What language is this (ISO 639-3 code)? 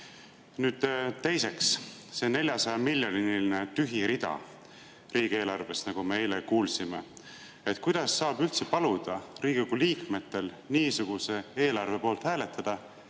est